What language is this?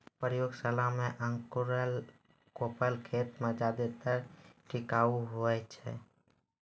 Maithili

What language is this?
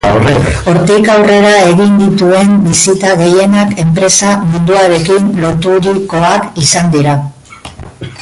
Basque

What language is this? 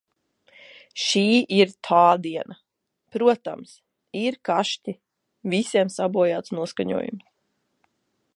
Latvian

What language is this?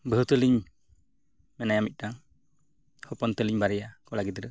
Santali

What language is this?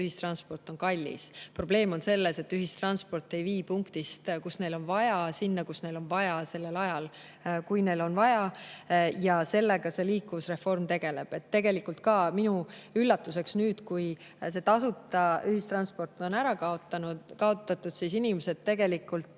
Estonian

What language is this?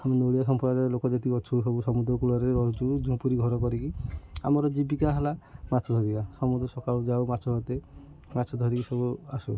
Odia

